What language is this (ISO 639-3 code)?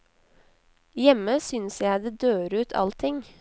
nor